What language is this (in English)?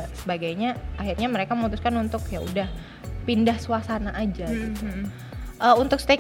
Indonesian